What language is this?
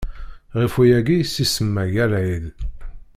Kabyle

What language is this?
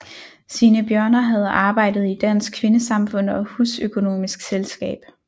Danish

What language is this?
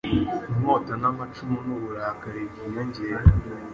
Kinyarwanda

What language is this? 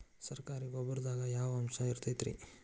Kannada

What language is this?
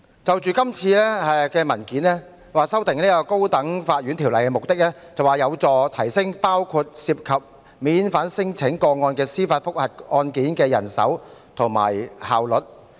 Cantonese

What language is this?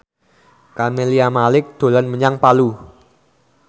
Javanese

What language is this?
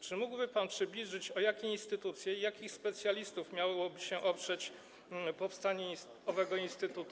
Polish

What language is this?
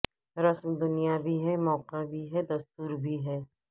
Urdu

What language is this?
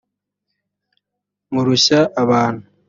Kinyarwanda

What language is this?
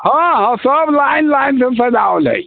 Maithili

